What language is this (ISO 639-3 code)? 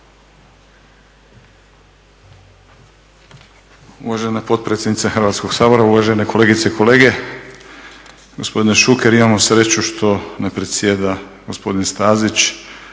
hrv